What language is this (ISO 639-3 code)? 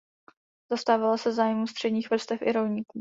ces